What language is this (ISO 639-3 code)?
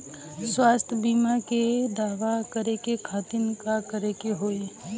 bho